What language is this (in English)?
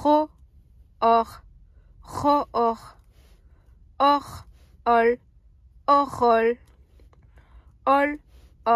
French